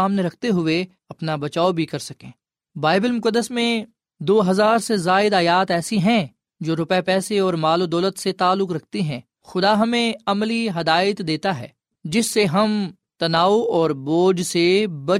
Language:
Urdu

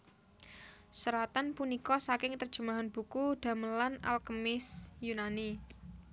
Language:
Javanese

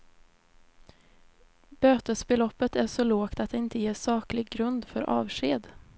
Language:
Swedish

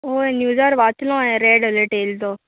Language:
Konkani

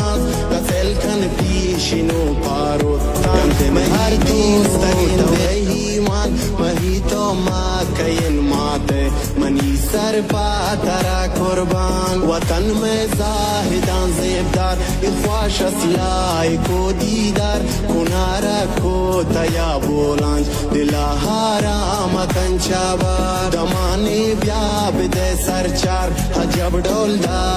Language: Romanian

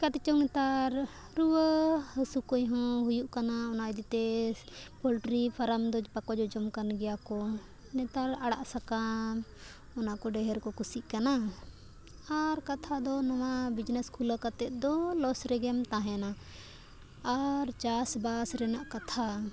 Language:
Santali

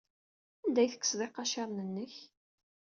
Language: Kabyle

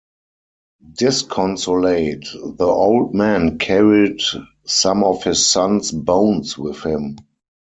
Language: English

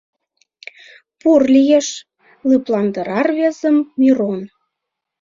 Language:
Mari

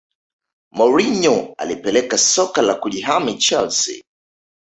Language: Swahili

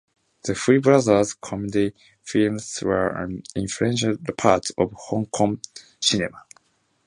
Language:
English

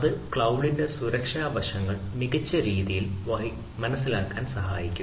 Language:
Malayalam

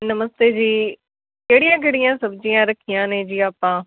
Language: Punjabi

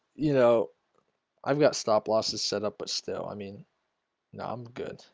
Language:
English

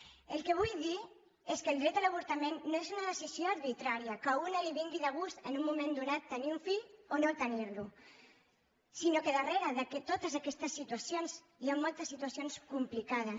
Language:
Catalan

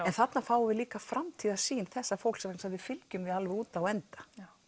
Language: Icelandic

